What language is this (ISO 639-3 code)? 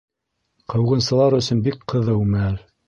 bak